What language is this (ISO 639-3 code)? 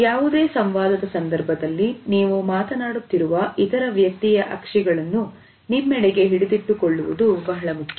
kan